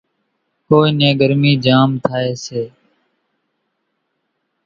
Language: Kachi Koli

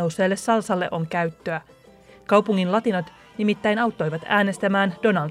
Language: Finnish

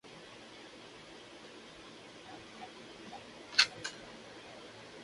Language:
Spanish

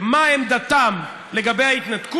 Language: Hebrew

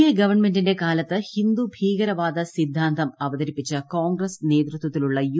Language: Malayalam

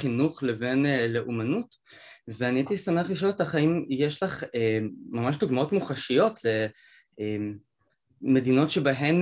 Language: Hebrew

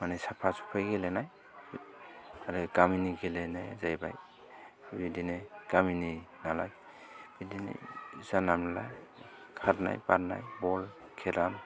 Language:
Bodo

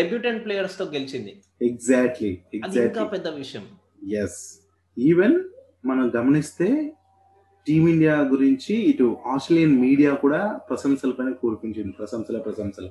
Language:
Telugu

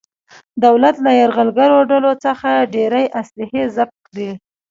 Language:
Pashto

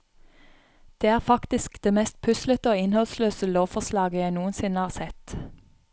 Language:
Norwegian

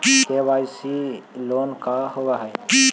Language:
Magahi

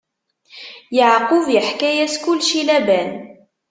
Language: Kabyle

